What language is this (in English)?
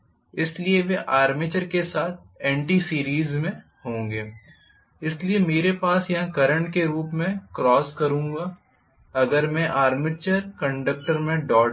Hindi